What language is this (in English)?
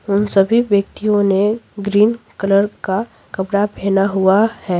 Hindi